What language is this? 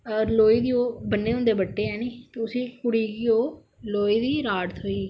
Dogri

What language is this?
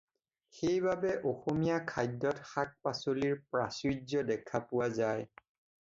Assamese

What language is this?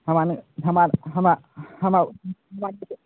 Maithili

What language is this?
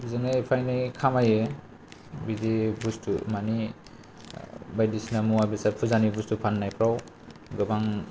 Bodo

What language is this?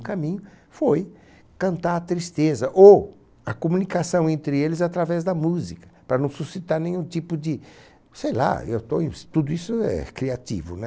Portuguese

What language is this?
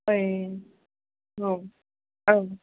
Bodo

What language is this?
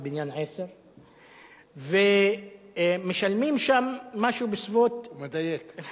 Hebrew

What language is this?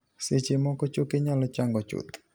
Luo (Kenya and Tanzania)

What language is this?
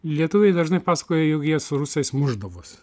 Lithuanian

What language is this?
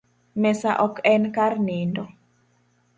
Luo (Kenya and Tanzania)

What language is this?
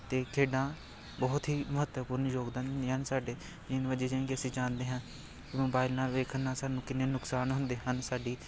Punjabi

